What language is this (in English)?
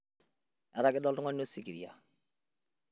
Masai